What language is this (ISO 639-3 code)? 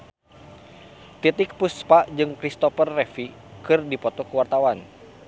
sun